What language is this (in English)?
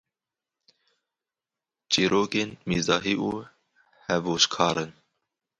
Kurdish